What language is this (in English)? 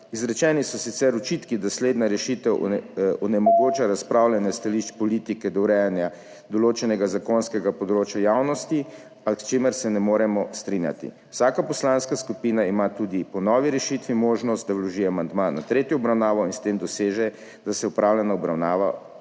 Slovenian